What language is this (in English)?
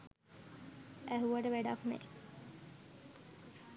Sinhala